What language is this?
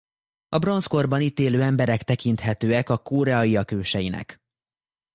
Hungarian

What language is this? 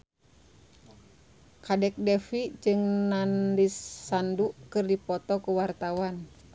Sundanese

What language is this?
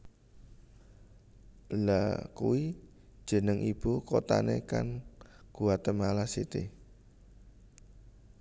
Javanese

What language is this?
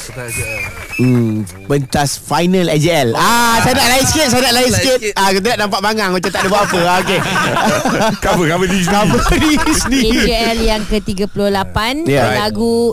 Malay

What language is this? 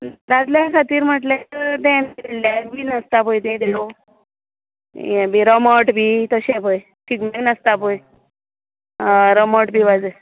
Konkani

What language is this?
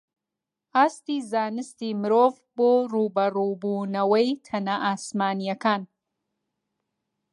Central Kurdish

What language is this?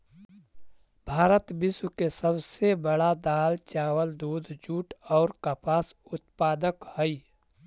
Magahi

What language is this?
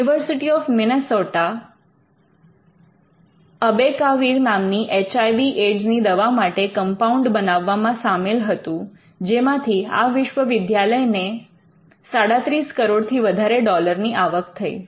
Gujarati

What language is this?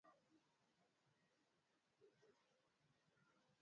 Swahili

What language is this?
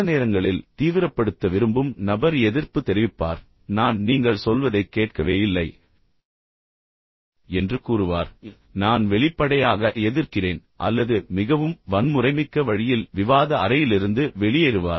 Tamil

